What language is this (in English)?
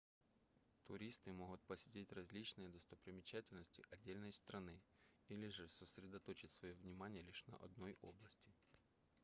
Russian